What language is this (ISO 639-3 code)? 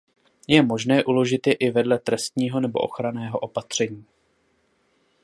ces